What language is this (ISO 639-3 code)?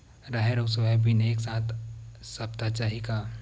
hne